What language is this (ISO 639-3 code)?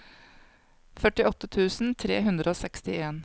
nor